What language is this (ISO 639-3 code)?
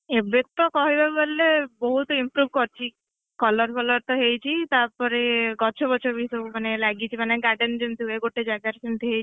ori